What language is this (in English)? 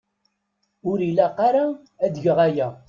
Kabyle